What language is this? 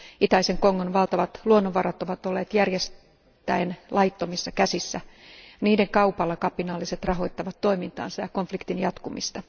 Finnish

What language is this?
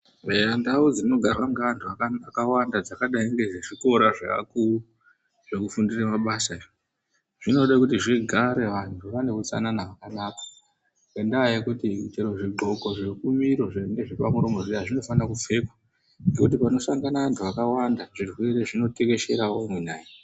Ndau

